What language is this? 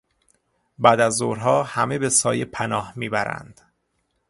Persian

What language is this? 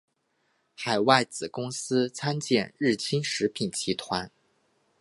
Chinese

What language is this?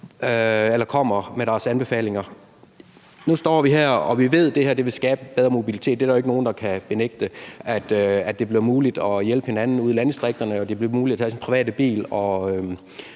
Danish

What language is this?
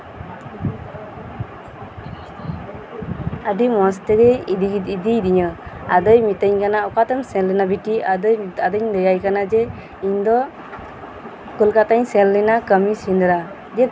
Santali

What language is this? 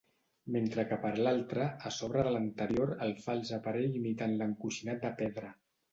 Catalan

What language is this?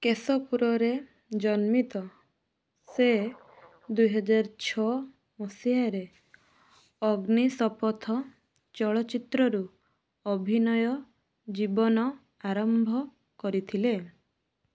Odia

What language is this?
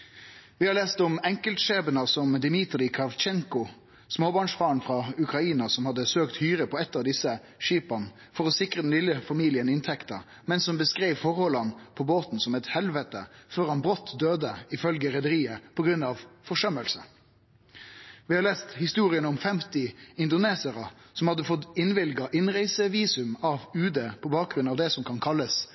Norwegian Nynorsk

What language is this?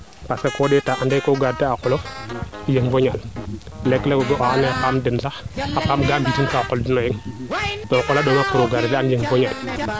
Serer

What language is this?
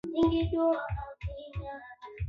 Swahili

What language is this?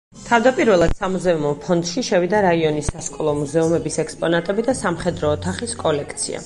Georgian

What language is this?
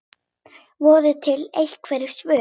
Icelandic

